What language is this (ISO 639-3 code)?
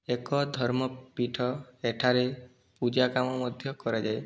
ori